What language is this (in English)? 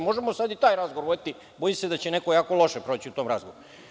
Serbian